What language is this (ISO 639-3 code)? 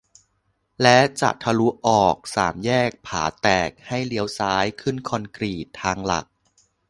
tha